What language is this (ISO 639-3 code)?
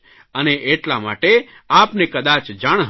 guj